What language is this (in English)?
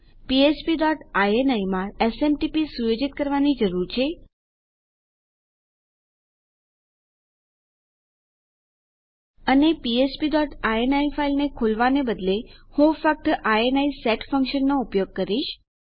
Gujarati